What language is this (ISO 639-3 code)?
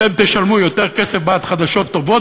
heb